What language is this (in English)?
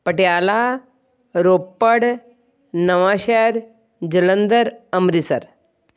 Punjabi